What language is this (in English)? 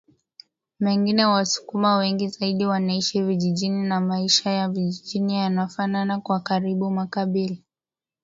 Swahili